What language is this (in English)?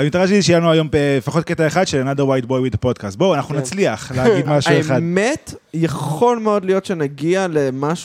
Hebrew